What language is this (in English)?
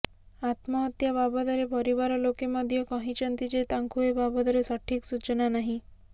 Odia